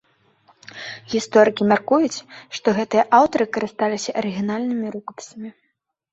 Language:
Belarusian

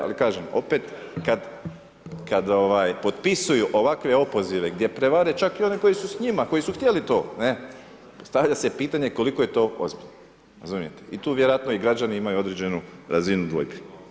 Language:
Croatian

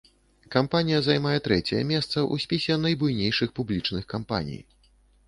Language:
Belarusian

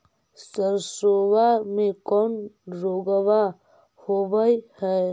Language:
Magahi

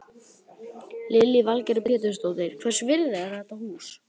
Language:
Icelandic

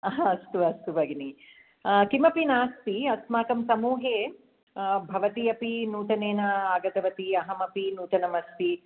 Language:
Sanskrit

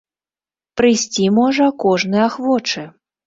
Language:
Belarusian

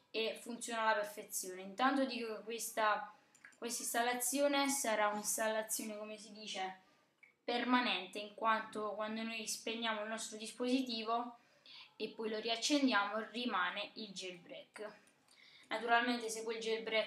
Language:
Italian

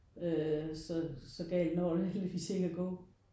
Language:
Danish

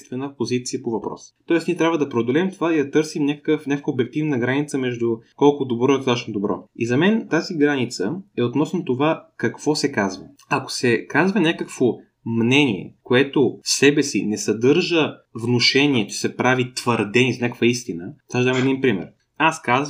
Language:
Bulgarian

